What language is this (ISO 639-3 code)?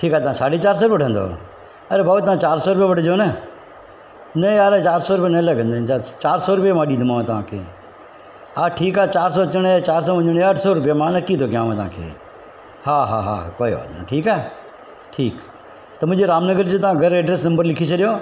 snd